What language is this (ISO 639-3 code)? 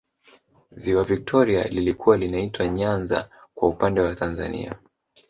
swa